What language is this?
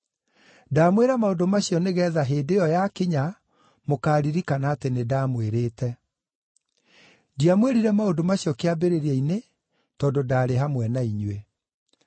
Kikuyu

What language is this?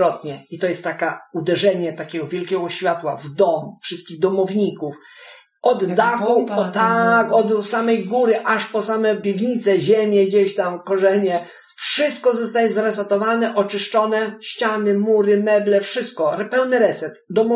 Polish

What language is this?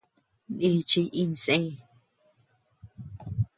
Tepeuxila Cuicatec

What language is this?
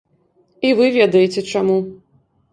Belarusian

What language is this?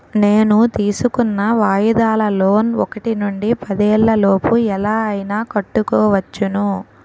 Telugu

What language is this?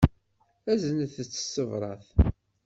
Kabyle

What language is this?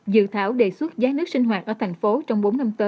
Vietnamese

